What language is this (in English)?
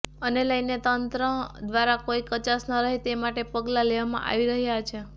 Gujarati